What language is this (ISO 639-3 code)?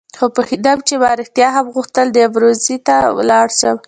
pus